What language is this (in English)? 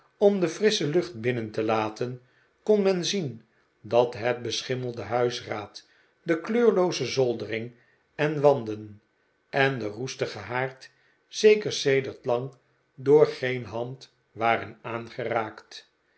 Dutch